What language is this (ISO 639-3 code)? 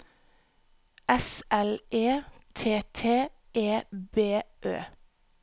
nor